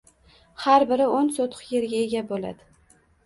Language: Uzbek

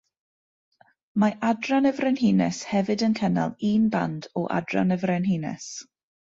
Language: Welsh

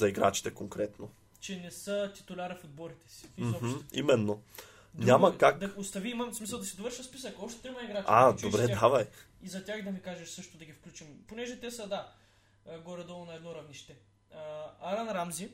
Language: Bulgarian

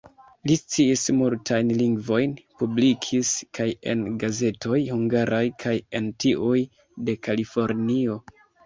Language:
Esperanto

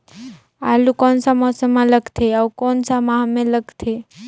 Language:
Chhattisgarhi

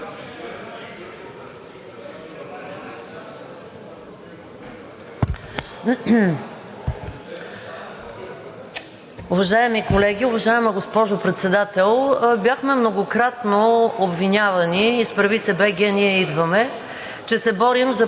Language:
Bulgarian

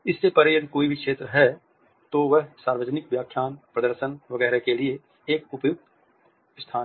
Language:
Hindi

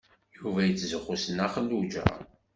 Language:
Kabyle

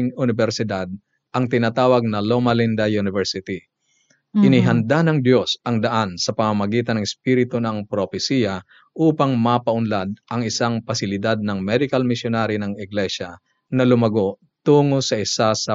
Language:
Filipino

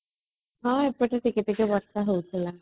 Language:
Odia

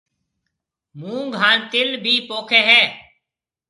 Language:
Marwari (Pakistan)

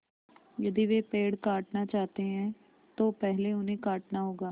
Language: Hindi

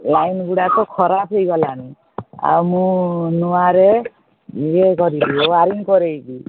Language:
Odia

